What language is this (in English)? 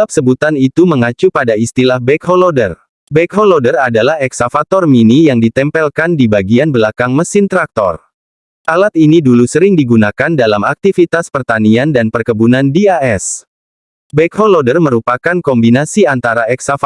Indonesian